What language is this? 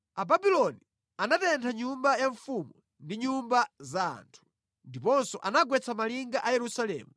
Nyanja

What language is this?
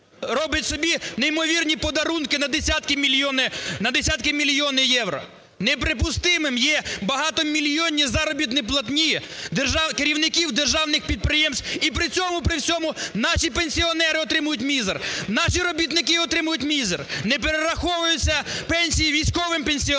Ukrainian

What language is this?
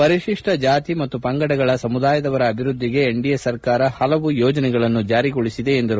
Kannada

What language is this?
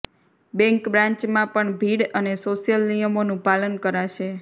Gujarati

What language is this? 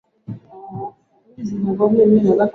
Swahili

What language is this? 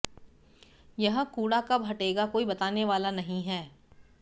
Hindi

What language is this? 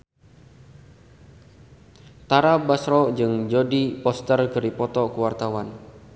Sundanese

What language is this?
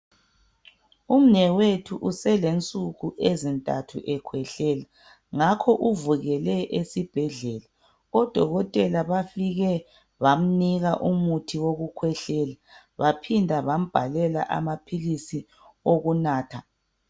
North Ndebele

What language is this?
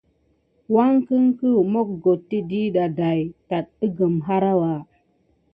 Gidar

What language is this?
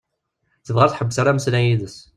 Kabyle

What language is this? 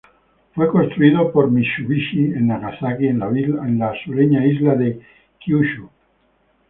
Spanish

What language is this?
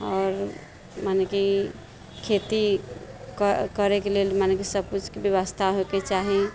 Maithili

